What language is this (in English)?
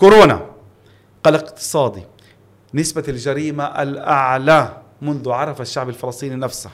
Arabic